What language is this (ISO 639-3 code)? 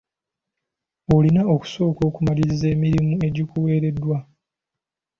lug